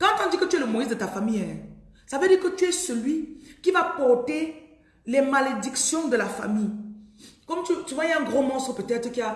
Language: French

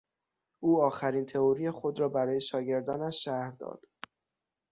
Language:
Persian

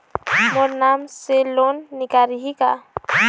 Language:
Chhattisgarhi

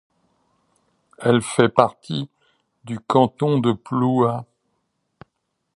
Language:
French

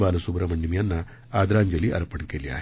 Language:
Marathi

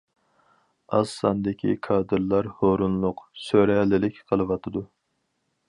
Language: Uyghur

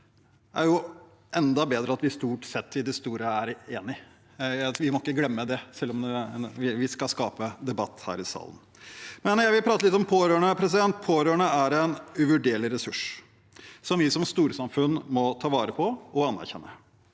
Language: Norwegian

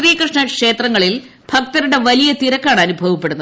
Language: Malayalam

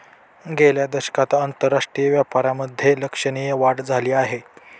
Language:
Marathi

